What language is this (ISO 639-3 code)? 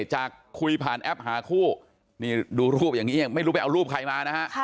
tha